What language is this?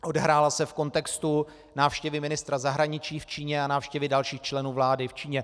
Czech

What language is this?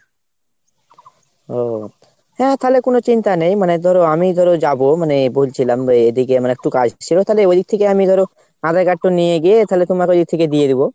Bangla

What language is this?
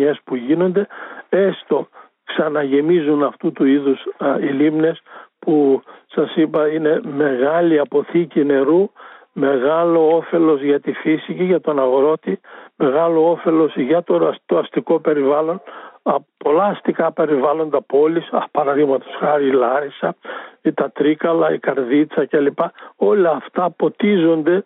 Greek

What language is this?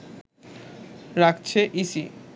Bangla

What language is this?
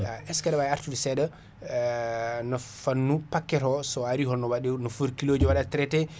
Fula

